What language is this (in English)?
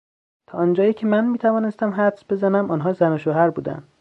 Persian